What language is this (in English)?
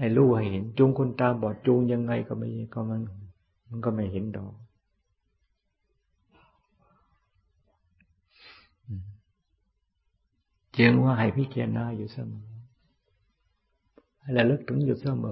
Thai